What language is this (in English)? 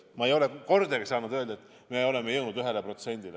Estonian